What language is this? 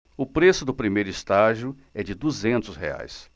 Portuguese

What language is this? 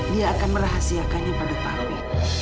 Indonesian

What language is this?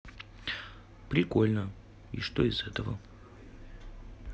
Russian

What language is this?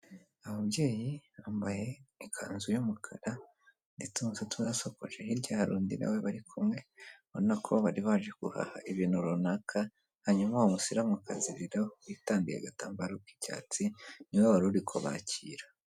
Kinyarwanda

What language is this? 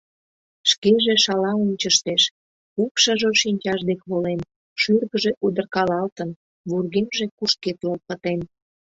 Mari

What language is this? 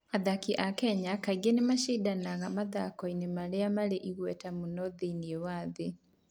Kikuyu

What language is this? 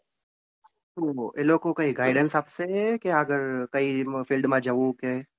Gujarati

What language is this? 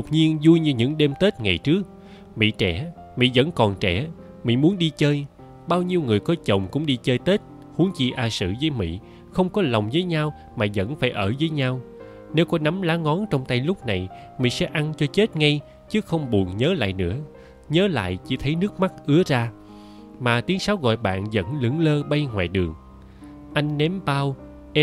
Vietnamese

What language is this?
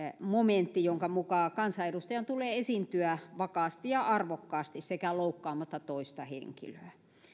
Finnish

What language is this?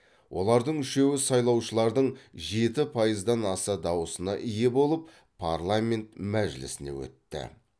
Kazakh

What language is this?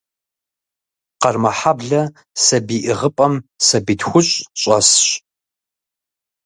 Kabardian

